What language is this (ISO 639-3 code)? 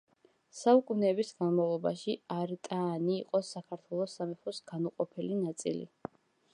kat